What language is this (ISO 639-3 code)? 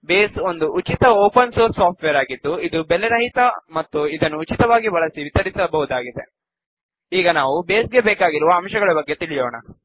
kan